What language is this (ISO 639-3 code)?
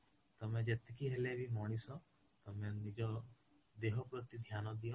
ori